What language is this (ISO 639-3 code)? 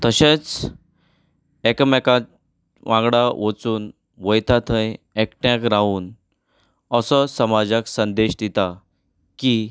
kok